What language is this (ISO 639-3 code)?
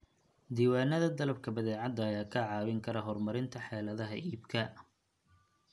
som